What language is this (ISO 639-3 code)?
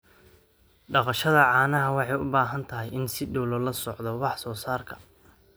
som